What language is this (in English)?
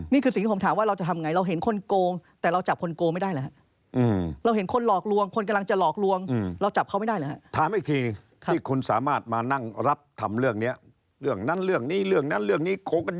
Thai